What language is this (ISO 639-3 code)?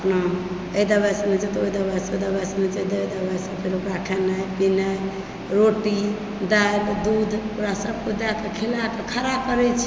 mai